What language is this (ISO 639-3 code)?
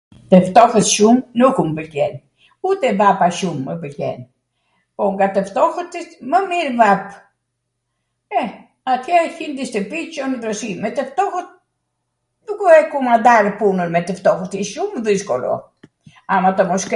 aat